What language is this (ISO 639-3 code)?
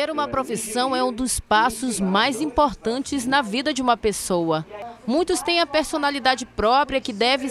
por